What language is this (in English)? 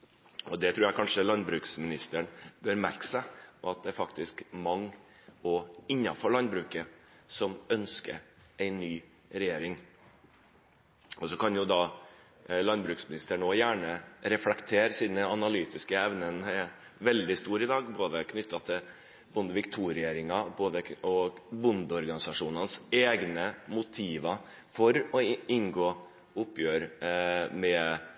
Norwegian Bokmål